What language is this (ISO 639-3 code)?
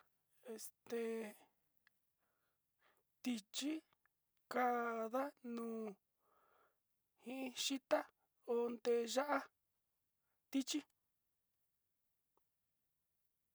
xti